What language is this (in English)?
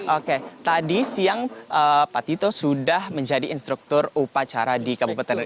Indonesian